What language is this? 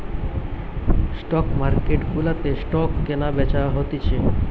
Bangla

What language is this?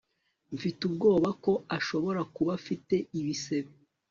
Kinyarwanda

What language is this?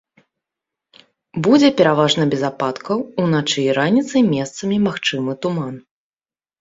Belarusian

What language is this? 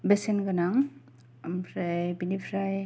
Bodo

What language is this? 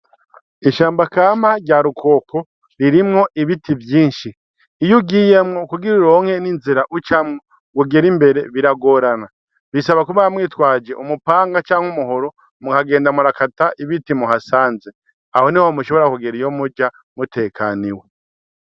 Rundi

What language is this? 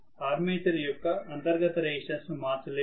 Telugu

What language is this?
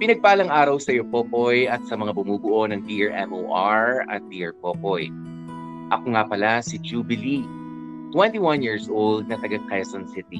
Filipino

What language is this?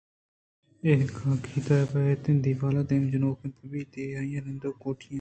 Eastern Balochi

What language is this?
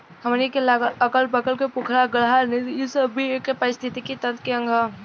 Bhojpuri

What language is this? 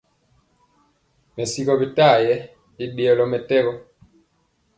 Mpiemo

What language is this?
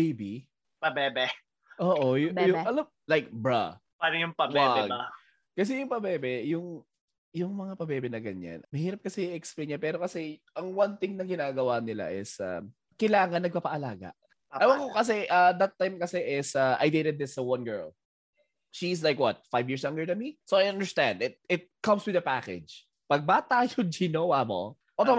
Filipino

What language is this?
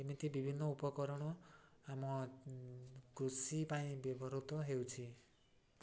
Odia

